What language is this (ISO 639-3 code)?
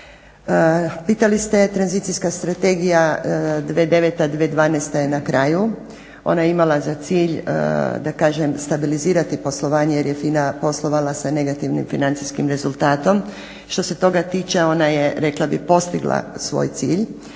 hrv